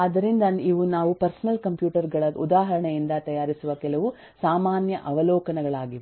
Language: Kannada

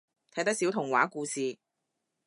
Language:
Cantonese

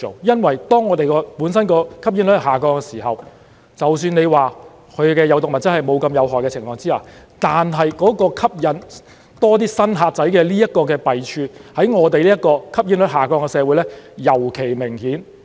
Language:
Cantonese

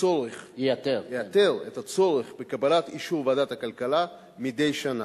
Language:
Hebrew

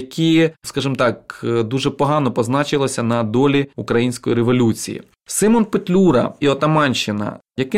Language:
Ukrainian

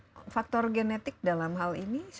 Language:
Indonesian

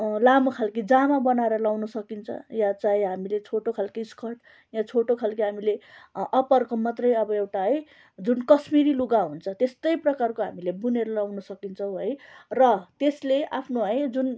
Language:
Nepali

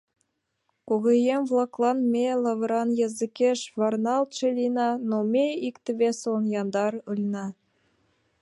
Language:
Mari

